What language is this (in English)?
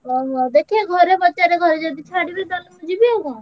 Odia